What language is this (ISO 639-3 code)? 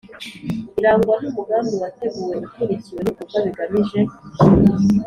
kin